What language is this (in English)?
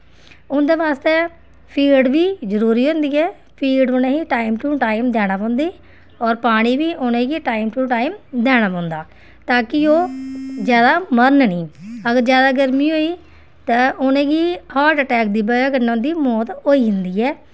Dogri